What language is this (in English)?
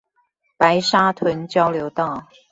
Chinese